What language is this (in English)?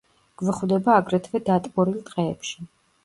Georgian